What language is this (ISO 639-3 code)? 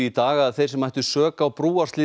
isl